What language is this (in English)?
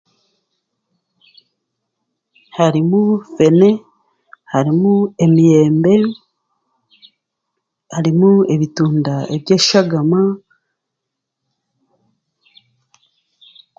Chiga